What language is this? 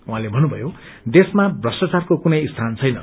Nepali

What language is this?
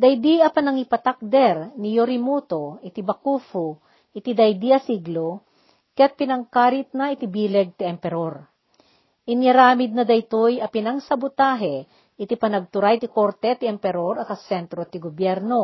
Filipino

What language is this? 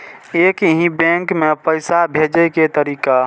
Maithili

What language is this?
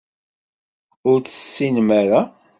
Kabyle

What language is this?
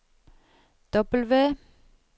Norwegian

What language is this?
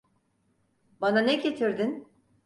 Turkish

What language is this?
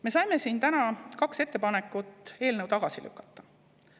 Estonian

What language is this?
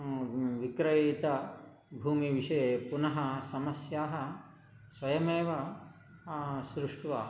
Sanskrit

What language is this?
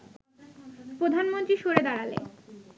Bangla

